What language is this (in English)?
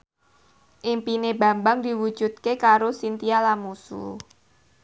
Javanese